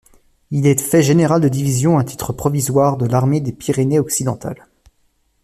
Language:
French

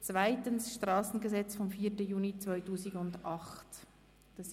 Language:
Swiss German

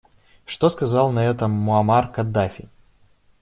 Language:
Russian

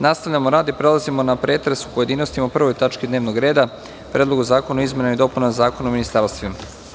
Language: Serbian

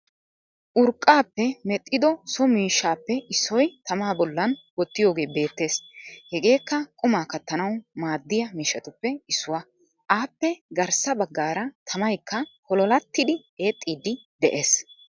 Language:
Wolaytta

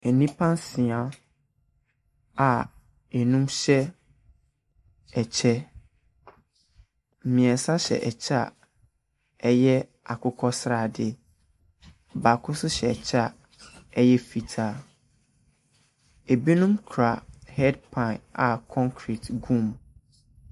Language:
Akan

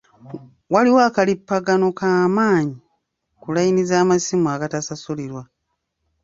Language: Ganda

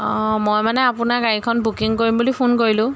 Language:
Assamese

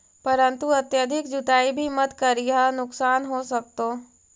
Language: Magahi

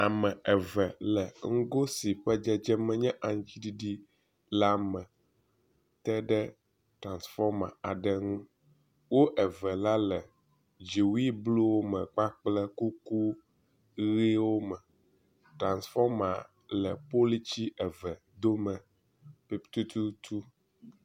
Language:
Ewe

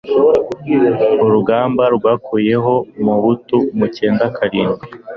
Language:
Kinyarwanda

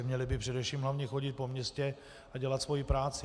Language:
Czech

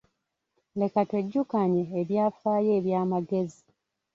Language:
Ganda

